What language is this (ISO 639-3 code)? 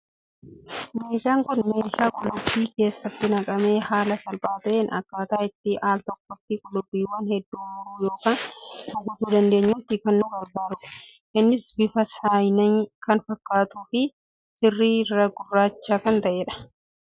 orm